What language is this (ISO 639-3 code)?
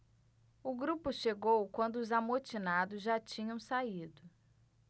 por